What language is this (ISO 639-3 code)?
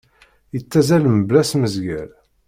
kab